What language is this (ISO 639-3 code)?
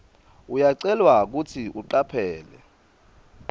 ssw